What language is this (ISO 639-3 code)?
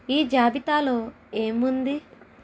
tel